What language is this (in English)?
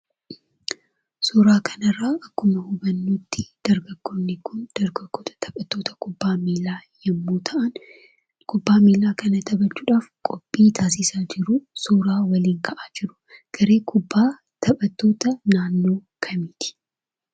Oromo